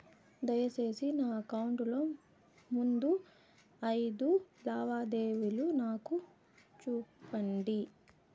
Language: Telugu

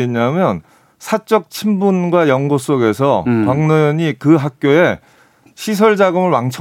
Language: Korean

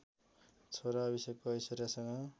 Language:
Nepali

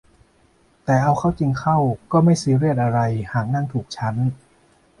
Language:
Thai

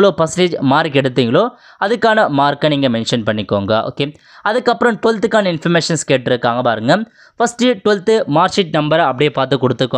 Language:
Tamil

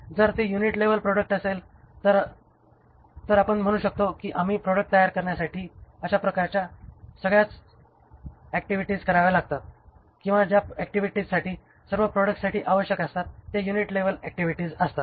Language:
Marathi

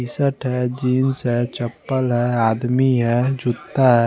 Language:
Hindi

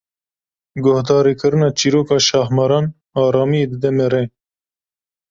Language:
Kurdish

